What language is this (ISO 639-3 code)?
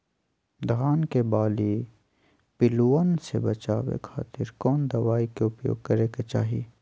mag